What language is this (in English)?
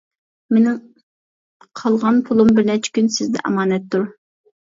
Uyghur